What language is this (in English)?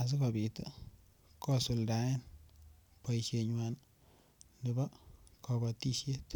Kalenjin